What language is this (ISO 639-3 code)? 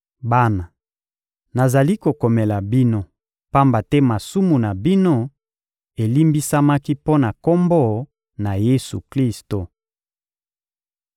lin